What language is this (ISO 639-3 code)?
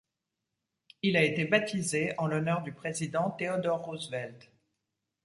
fra